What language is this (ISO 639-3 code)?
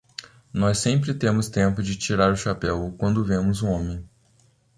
por